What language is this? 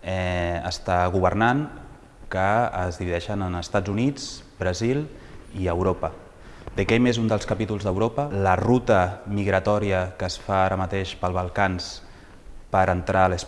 Catalan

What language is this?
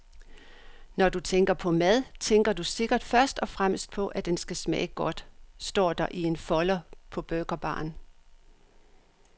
Danish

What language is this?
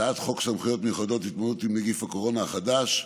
Hebrew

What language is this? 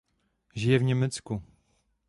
Czech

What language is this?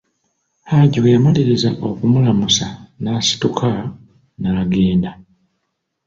Ganda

